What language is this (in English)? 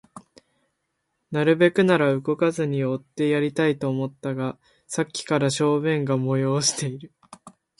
Japanese